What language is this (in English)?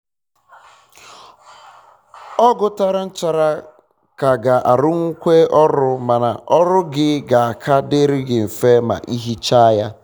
Igbo